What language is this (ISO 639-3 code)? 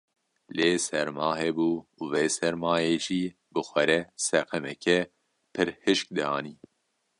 kur